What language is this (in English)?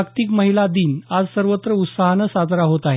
Marathi